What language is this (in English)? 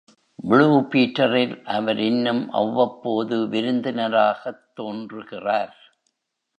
Tamil